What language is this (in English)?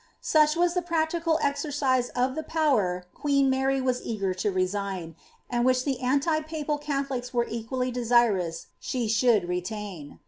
English